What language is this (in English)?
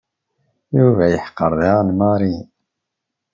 Kabyle